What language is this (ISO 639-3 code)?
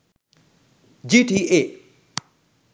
sin